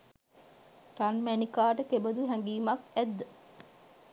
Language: Sinhala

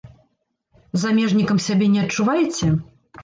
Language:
Belarusian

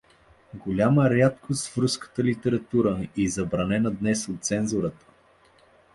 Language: Bulgarian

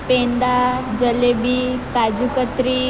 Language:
Gujarati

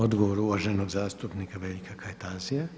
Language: Croatian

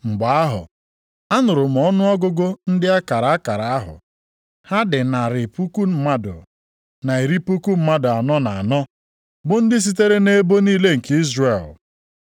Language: Igbo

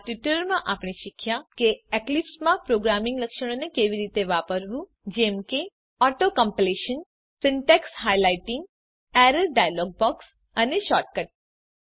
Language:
Gujarati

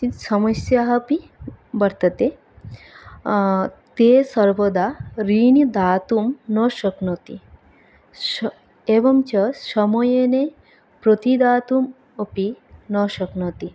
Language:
Sanskrit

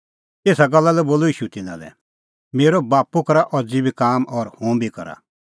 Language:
Kullu Pahari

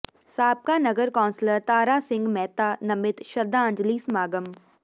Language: Punjabi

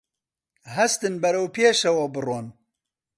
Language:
Central Kurdish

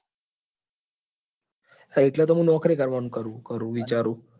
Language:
Gujarati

